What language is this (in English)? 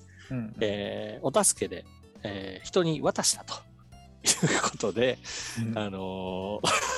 Japanese